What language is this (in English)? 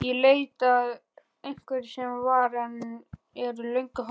Icelandic